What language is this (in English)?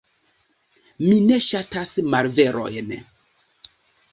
Esperanto